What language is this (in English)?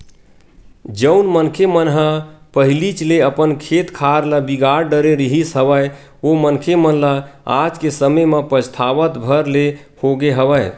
Chhattisgarhi